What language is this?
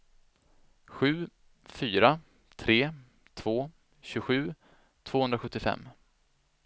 Swedish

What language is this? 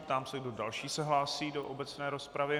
Czech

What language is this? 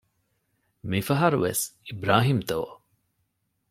Divehi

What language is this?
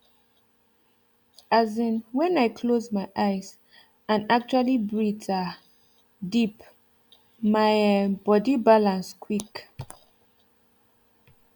Nigerian Pidgin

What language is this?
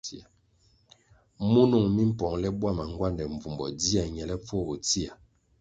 Kwasio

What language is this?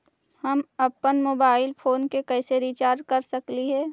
Magahi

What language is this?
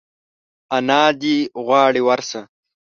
Pashto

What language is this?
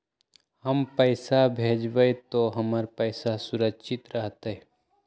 Magahi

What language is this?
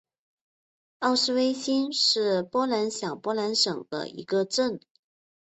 Chinese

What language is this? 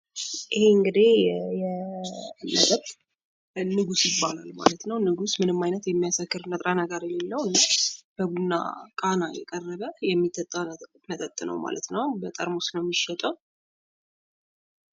Amharic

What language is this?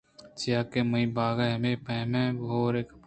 Eastern Balochi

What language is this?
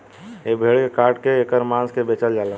Bhojpuri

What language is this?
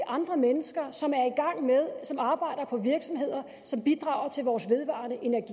Danish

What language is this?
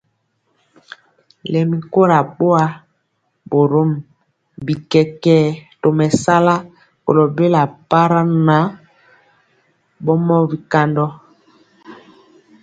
Mpiemo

